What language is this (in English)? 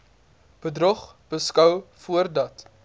Afrikaans